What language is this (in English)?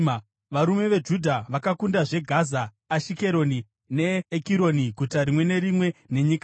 Shona